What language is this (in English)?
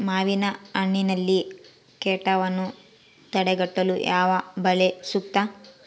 Kannada